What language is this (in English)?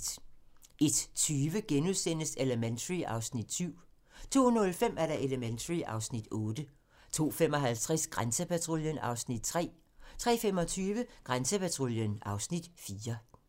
Danish